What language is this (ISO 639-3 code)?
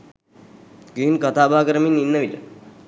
sin